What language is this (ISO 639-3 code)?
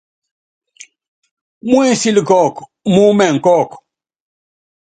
yav